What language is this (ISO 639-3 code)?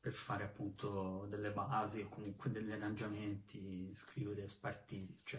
ita